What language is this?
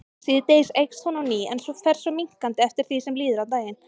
Icelandic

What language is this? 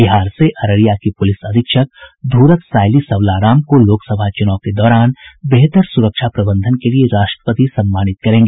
Hindi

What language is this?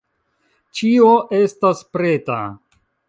Esperanto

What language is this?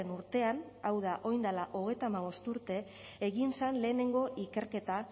Basque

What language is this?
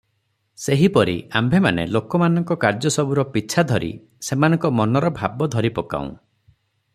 Odia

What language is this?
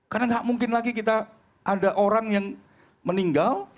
Indonesian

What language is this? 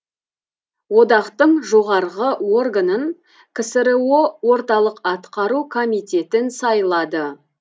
Kazakh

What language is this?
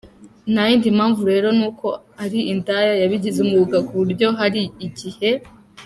Kinyarwanda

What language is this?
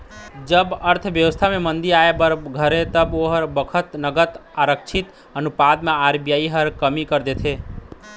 Chhattisgarhi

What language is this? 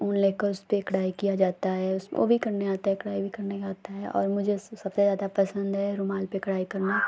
Hindi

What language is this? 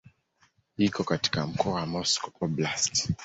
Swahili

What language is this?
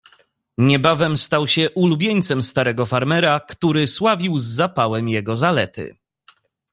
Polish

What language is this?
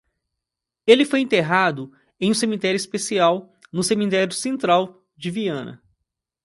Portuguese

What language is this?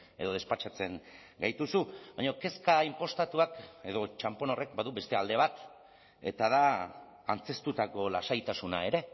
Basque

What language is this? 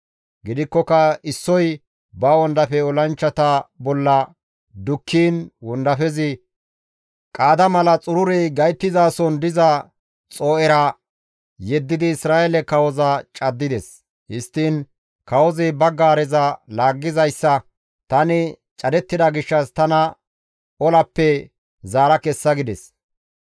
Gamo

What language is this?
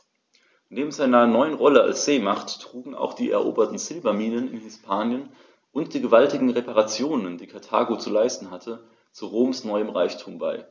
German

